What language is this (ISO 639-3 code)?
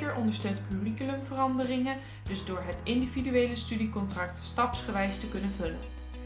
nld